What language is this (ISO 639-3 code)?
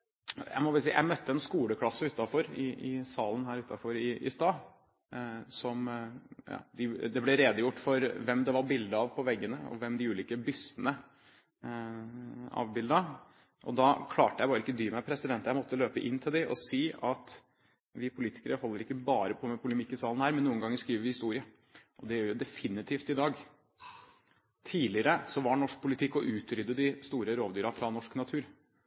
nob